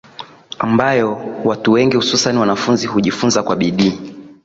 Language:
Swahili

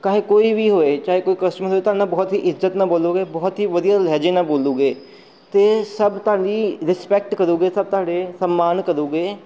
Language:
Punjabi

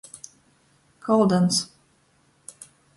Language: Latgalian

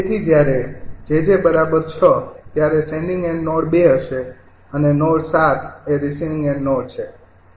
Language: Gujarati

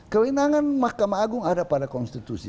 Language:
Indonesian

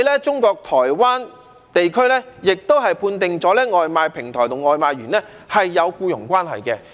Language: Cantonese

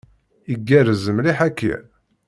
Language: Kabyle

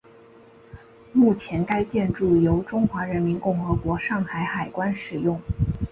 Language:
Chinese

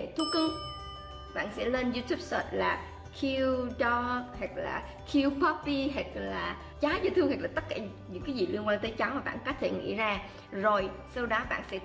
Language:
Vietnamese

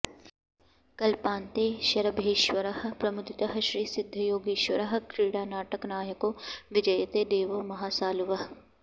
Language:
Sanskrit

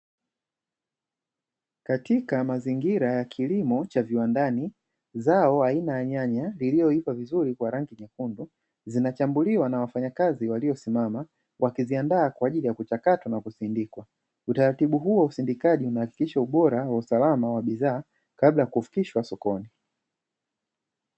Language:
Swahili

